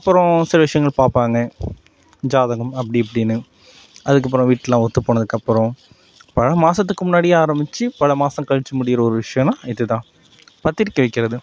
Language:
Tamil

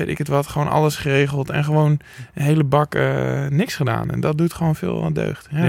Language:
Dutch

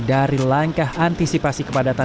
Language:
Indonesian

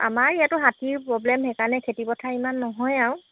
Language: Assamese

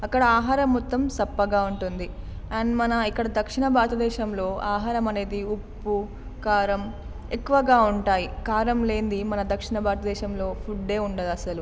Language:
Telugu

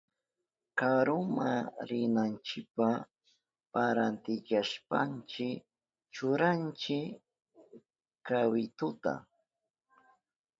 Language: Southern Pastaza Quechua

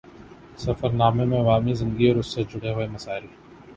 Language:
Urdu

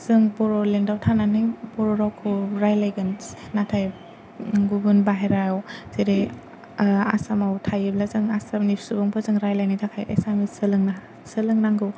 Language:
Bodo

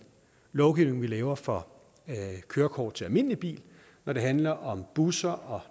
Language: Danish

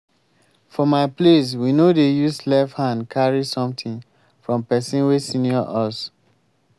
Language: Nigerian Pidgin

